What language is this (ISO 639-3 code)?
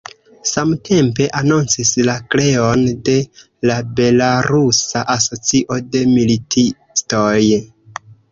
epo